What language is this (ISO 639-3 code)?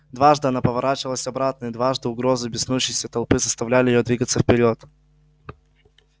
rus